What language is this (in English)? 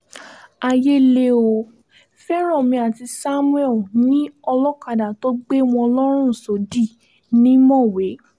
Yoruba